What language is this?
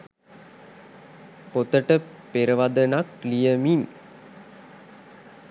Sinhala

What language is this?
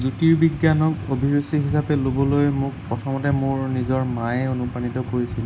Assamese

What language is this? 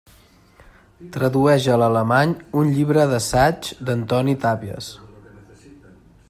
Catalan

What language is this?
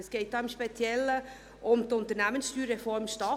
Swiss German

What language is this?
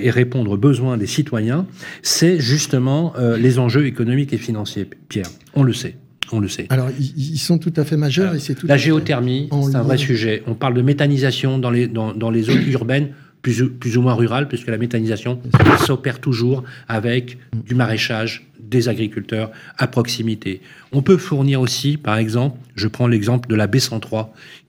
French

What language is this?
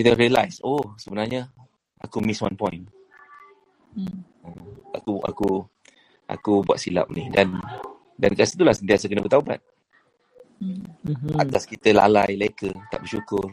Malay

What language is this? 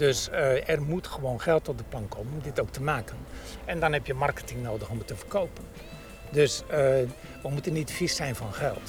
Dutch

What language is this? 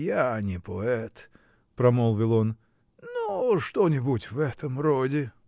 Russian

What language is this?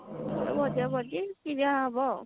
Odia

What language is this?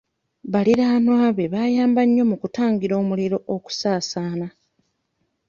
Ganda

